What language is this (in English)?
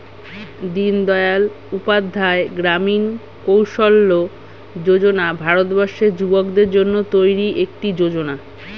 Bangla